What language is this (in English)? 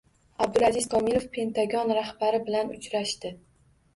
Uzbek